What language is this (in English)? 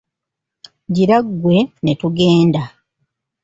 Ganda